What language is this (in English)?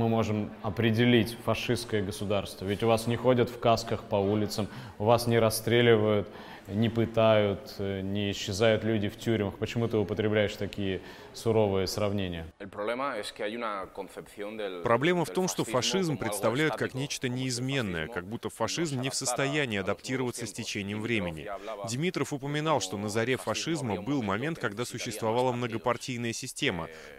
Russian